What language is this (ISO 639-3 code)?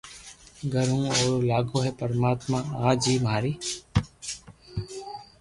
lrk